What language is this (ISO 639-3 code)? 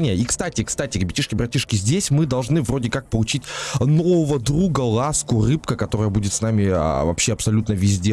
rus